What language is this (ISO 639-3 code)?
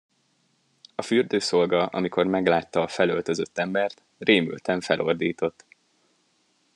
hun